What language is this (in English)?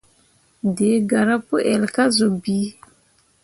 Mundang